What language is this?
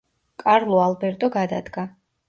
Georgian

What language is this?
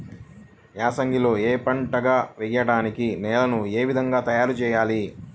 Telugu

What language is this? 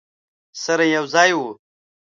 Pashto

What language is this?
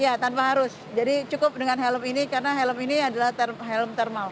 Indonesian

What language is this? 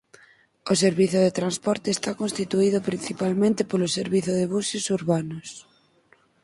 Galician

